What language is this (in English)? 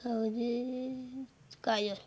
Odia